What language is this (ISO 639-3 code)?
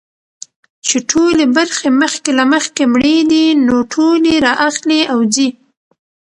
pus